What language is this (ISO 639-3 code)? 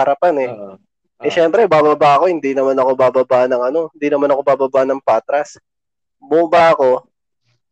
fil